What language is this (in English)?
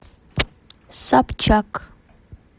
Russian